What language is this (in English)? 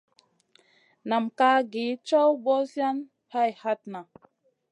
Masana